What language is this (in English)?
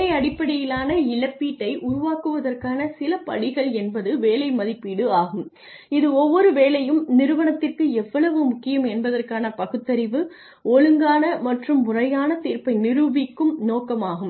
Tamil